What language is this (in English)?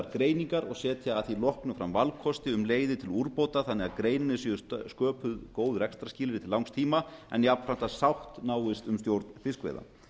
Icelandic